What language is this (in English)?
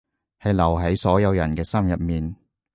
Cantonese